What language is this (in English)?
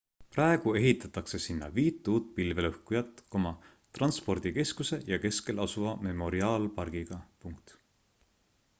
Estonian